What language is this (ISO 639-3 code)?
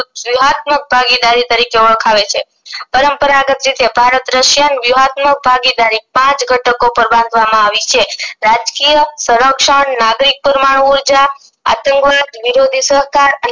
guj